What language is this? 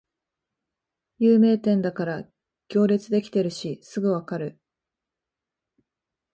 Japanese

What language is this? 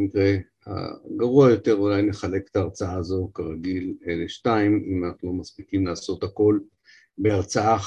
Hebrew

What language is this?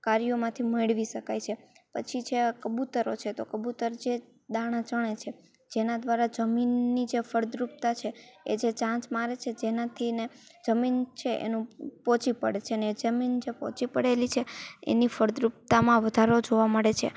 Gujarati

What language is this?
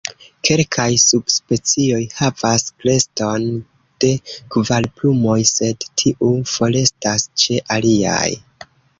Esperanto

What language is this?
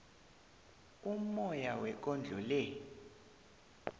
South Ndebele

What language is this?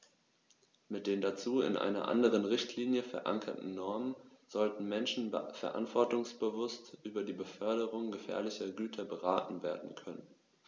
German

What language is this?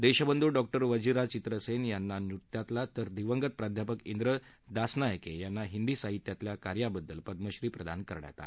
Marathi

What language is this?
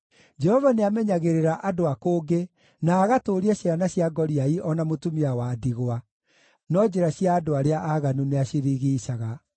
Kikuyu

